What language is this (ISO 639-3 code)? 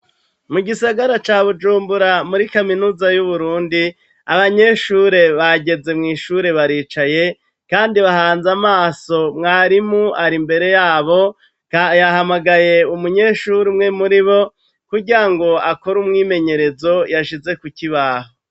run